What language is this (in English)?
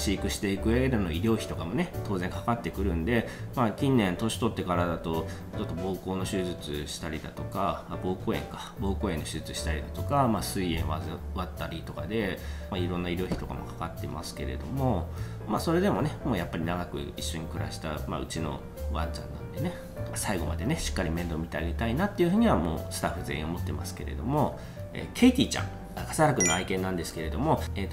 Japanese